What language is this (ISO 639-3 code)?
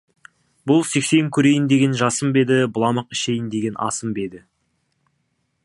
kaz